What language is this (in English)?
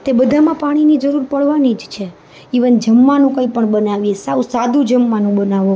Gujarati